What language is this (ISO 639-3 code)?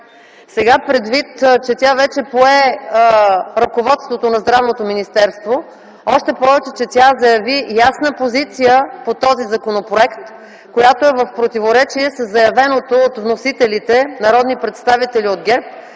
bul